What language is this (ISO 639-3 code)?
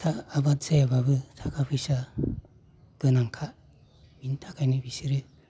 brx